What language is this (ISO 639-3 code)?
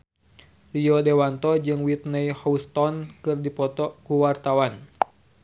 sun